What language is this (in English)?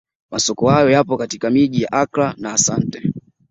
Swahili